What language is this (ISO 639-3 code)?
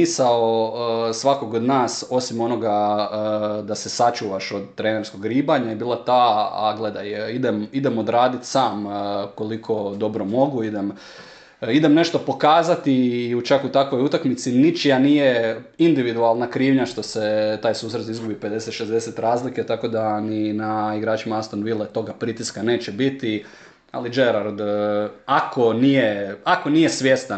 hrv